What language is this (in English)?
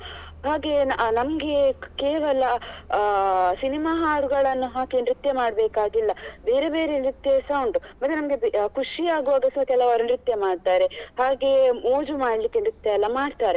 Kannada